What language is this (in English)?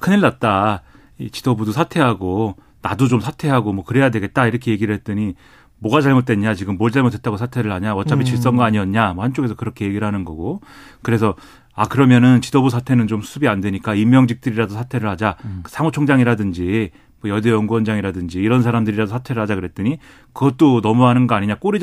Korean